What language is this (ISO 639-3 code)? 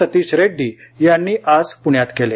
mar